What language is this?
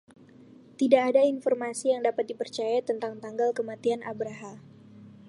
Indonesian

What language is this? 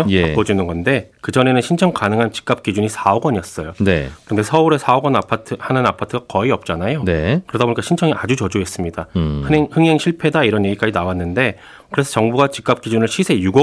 Korean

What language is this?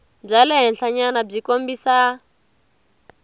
Tsonga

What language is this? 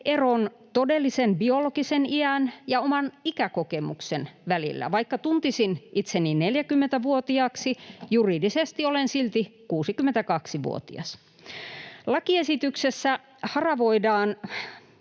Finnish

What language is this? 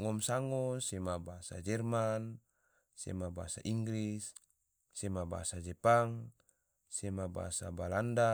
Tidore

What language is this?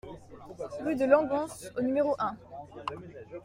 French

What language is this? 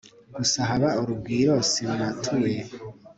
Kinyarwanda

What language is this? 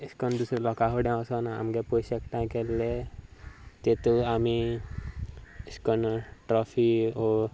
Konkani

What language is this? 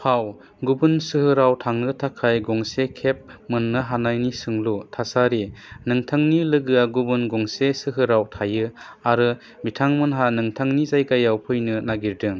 Bodo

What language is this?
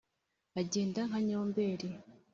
Kinyarwanda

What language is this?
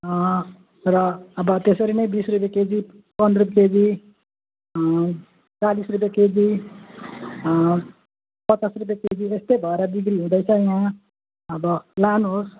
Nepali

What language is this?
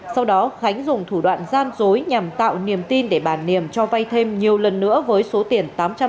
Vietnamese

